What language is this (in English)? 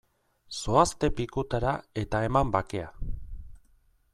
Basque